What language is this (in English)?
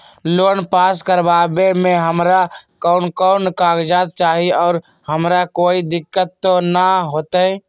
Magahi